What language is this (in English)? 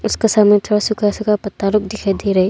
Hindi